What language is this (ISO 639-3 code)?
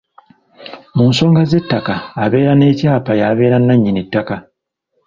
lug